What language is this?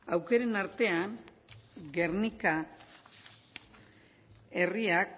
Basque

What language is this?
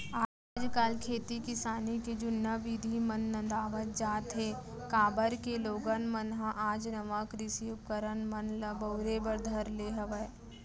Chhattisgarhi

